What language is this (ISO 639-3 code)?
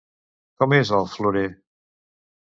cat